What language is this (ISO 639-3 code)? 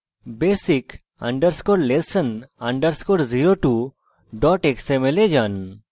ben